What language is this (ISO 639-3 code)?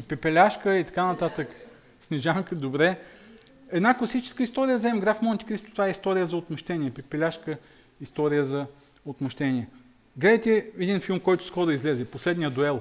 bul